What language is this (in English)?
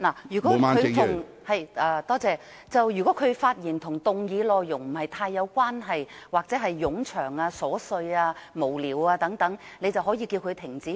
Cantonese